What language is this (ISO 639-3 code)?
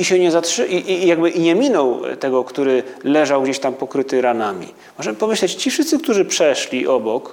pol